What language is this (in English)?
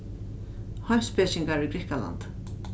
Faroese